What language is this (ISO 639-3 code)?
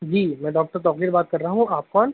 urd